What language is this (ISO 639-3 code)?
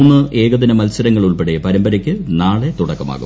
mal